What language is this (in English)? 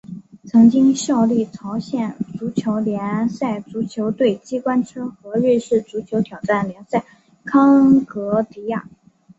Chinese